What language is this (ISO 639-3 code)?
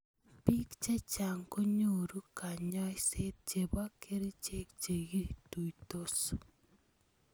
kln